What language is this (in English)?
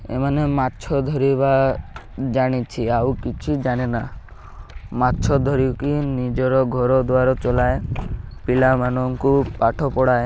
Odia